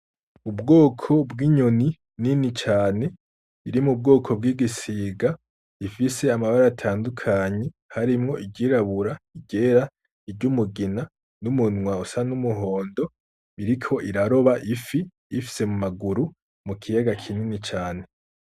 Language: Rundi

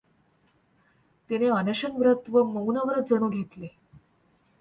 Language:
Marathi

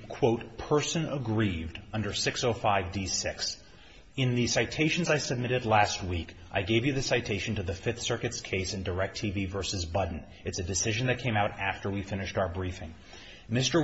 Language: English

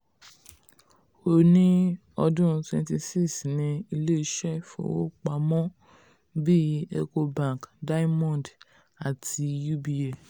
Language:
Yoruba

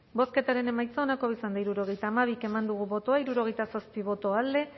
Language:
Basque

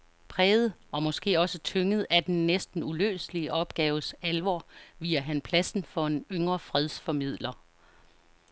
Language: Danish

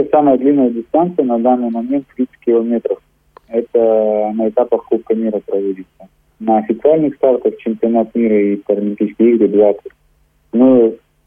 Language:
Russian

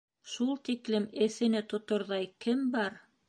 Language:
Bashkir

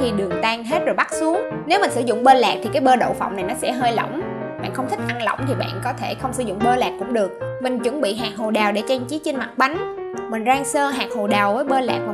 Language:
Vietnamese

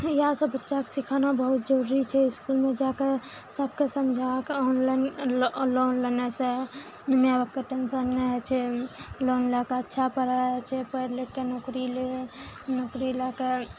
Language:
Maithili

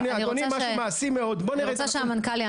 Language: Hebrew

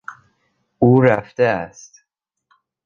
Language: Persian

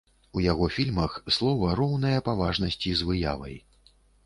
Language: Belarusian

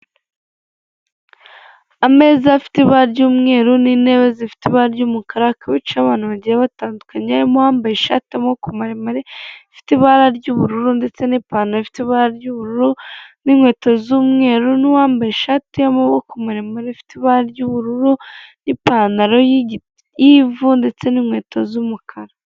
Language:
Kinyarwanda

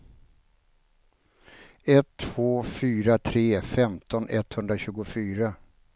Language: Swedish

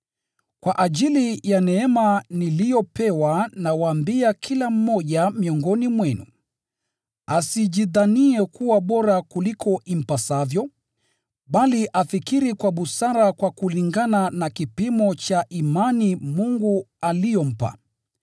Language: Swahili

